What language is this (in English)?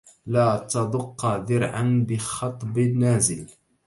Arabic